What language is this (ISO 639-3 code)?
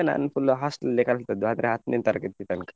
kan